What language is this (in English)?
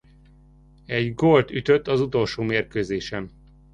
Hungarian